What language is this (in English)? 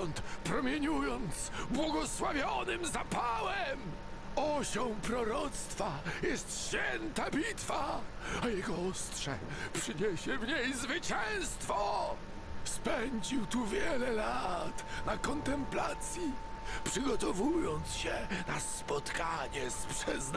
Polish